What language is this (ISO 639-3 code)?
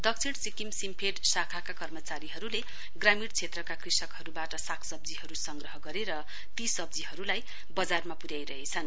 nep